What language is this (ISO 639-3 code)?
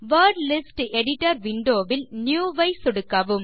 tam